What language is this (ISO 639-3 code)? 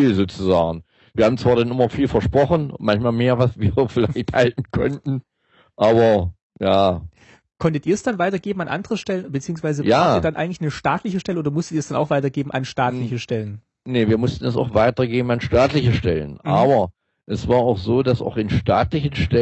deu